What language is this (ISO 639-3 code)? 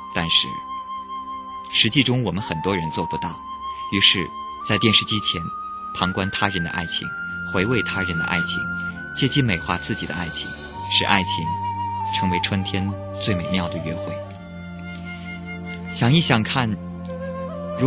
zho